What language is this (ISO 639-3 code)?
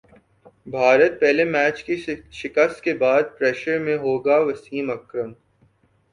urd